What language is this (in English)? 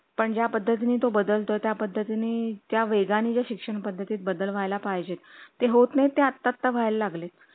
Marathi